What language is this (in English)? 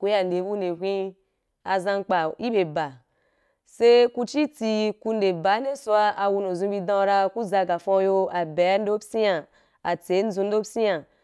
Wapan